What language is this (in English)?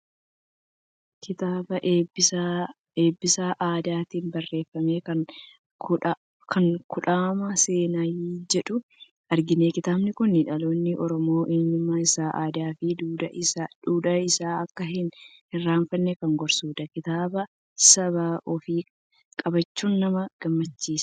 Oromo